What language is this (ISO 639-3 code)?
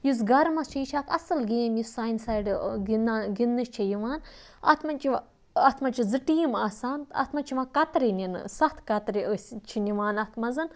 kas